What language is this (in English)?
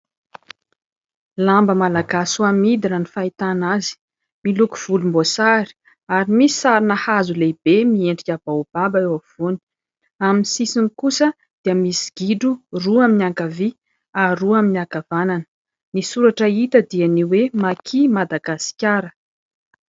Malagasy